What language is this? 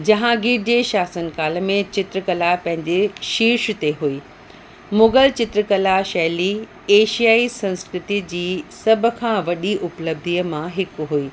Sindhi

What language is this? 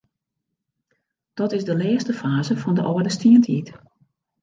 Western Frisian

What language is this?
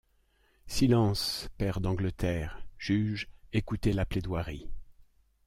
French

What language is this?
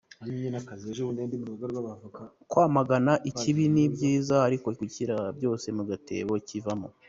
Kinyarwanda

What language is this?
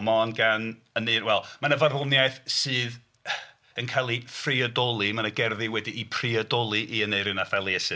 Welsh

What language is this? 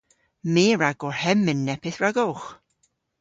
Cornish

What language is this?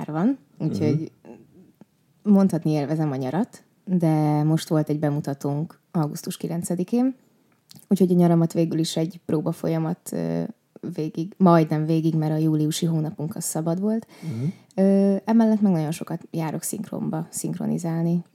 Hungarian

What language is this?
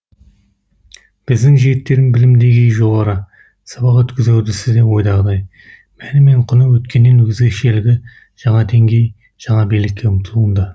Kazakh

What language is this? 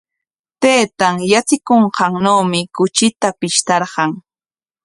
Corongo Ancash Quechua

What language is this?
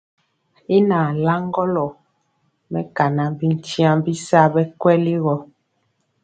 Mpiemo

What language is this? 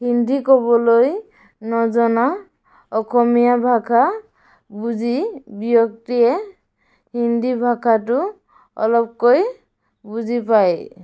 Assamese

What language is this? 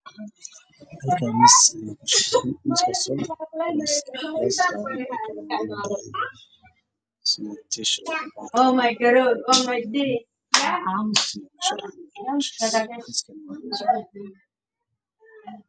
Somali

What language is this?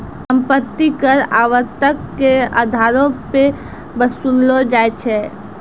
Maithili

